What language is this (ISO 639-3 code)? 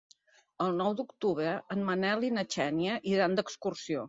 cat